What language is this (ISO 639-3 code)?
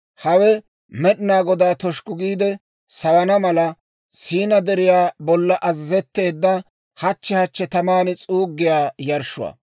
dwr